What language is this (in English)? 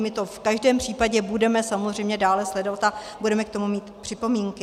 Czech